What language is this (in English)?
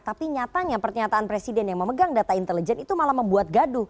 Indonesian